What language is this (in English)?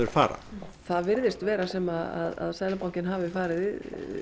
Icelandic